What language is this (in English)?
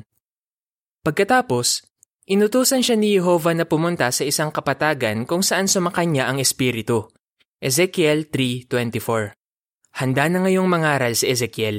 Filipino